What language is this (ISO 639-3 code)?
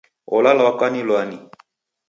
dav